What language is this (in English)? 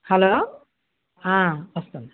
Telugu